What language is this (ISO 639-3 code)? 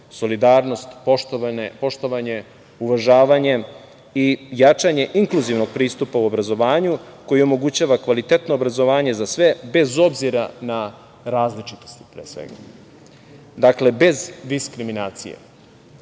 srp